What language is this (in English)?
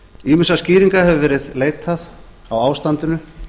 Icelandic